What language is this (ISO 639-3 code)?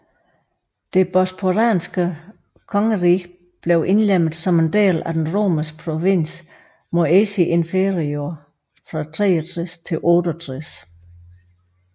dan